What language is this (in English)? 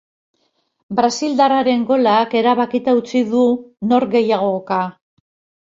Basque